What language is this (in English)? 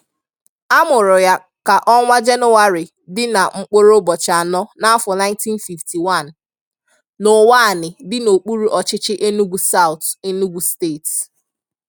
Igbo